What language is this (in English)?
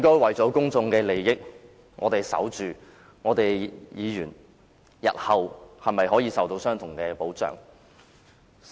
Cantonese